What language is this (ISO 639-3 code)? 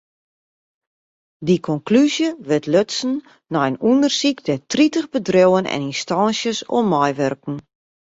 fry